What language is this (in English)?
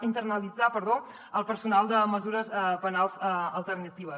Catalan